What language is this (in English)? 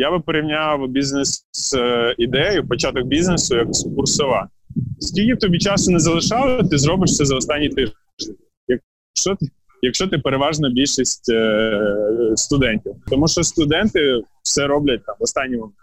Ukrainian